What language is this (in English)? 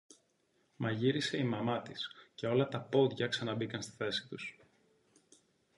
Greek